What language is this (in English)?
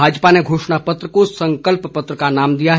Hindi